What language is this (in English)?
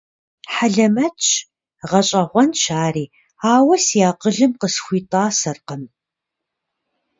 Kabardian